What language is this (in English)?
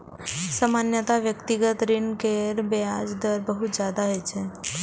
Maithili